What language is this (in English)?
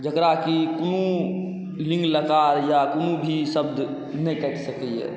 Maithili